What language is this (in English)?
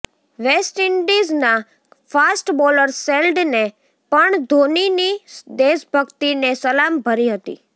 Gujarati